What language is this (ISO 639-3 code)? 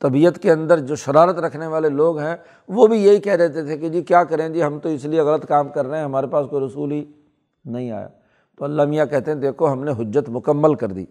urd